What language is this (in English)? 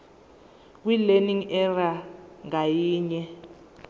Zulu